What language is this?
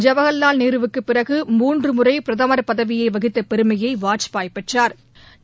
Tamil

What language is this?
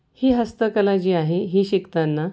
Marathi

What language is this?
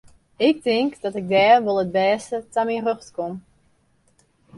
Western Frisian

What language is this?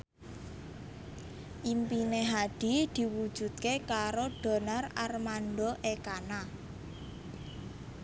Javanese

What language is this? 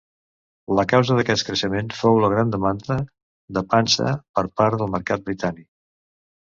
Catalan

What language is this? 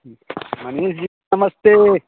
Maithili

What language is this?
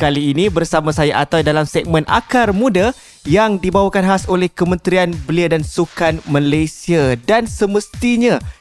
Malay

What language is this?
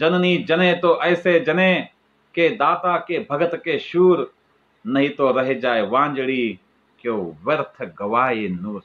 Hindi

